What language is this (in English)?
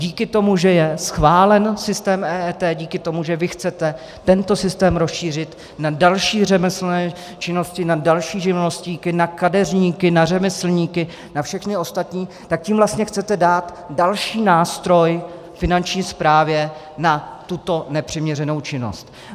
Czech